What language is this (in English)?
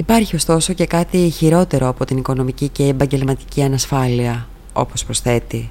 Greek